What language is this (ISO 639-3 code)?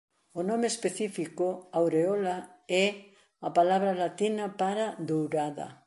glg